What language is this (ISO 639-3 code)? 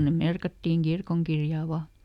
fin